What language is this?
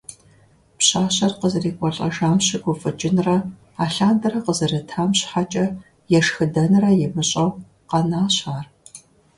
Kabardian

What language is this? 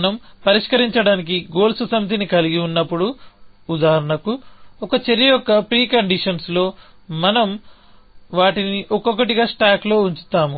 Telugu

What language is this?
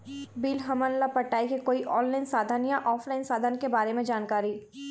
Chhattisgarhi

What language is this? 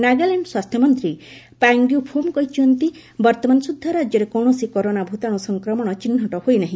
Odia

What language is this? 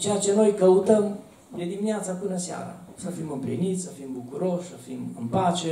Romanian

